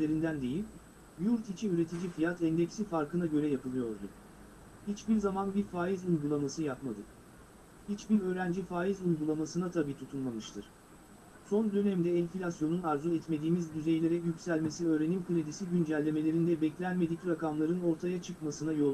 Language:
Turkish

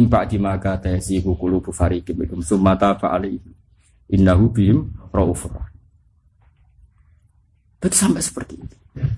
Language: Indonesian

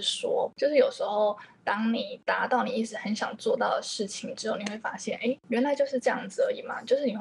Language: Chinese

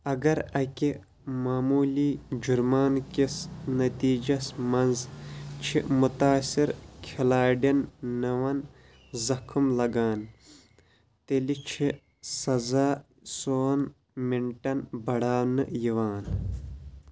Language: Kashmiri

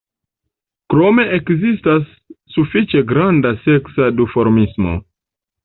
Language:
Esperanto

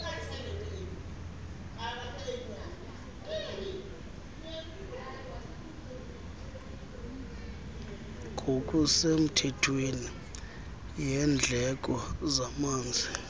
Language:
Xhosa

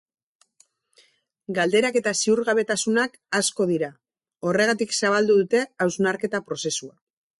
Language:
Basque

